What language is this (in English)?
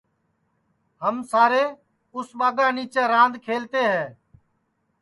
Sansi